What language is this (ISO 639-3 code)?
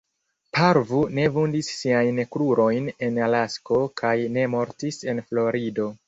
epo